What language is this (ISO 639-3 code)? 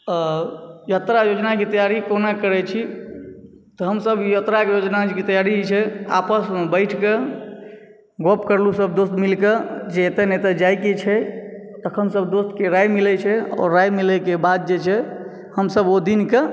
mai